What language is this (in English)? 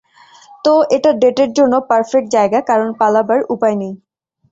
Bangla